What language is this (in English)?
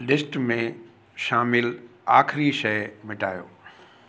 Sindhi